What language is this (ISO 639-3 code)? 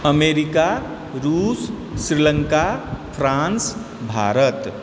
mai